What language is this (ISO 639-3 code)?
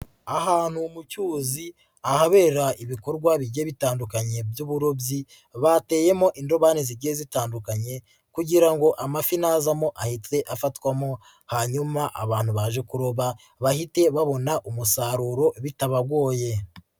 kin